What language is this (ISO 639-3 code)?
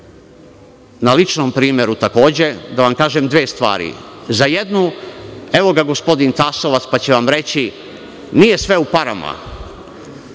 srp